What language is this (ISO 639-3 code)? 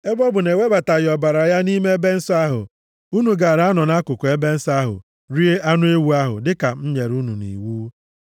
ibo